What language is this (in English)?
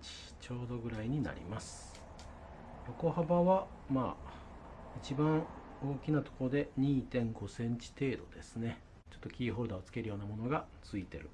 Japanese